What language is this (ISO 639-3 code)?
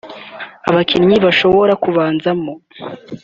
kin